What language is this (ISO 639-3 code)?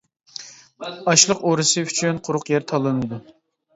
uig